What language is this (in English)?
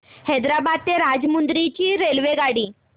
Marathi